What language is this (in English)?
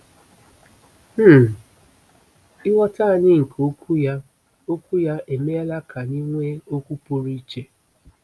Igbo